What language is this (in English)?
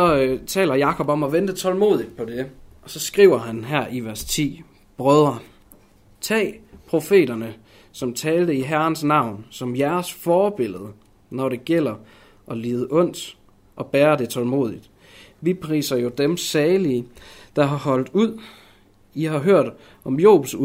Danish